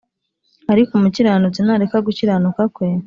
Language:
Kinyarwanda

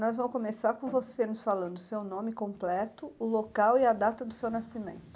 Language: Portuguese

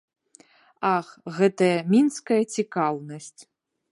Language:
Belarusian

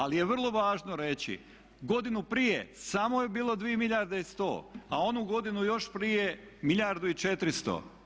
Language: Croatian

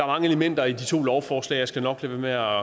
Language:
Danish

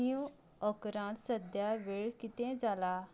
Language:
Konkani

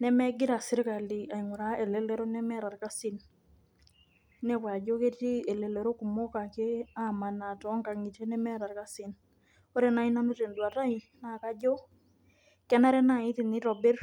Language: Masai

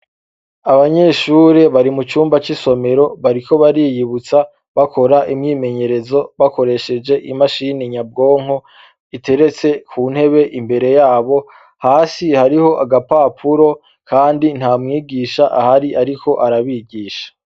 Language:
Rundi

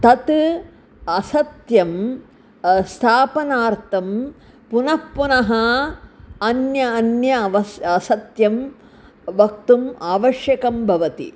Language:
Sanskrit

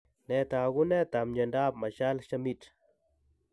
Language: Kalenjin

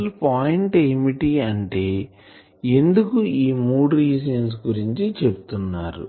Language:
Telugu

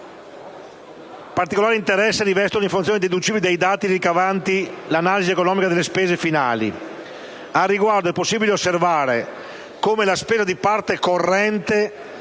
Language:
Italian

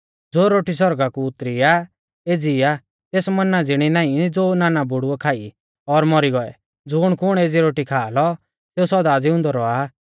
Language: Mahasu Pahari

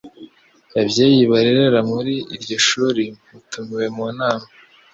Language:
Kinyarwanda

